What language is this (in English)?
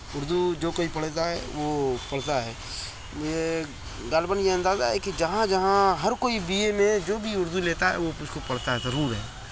Urdu